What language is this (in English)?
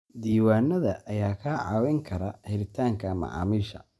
Somali